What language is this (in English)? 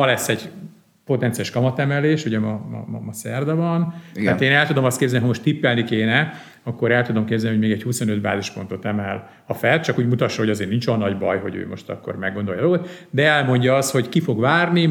Hungarian